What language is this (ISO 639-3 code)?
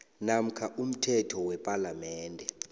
nbl